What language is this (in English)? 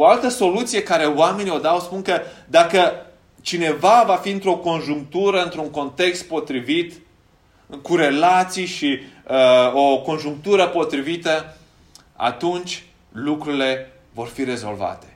Romanian